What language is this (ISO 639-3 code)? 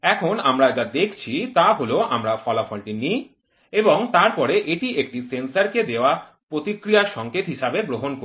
ben